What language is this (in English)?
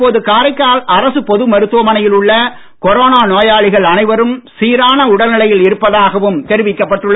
Tamil